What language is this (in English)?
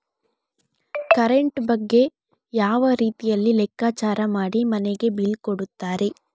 Kannada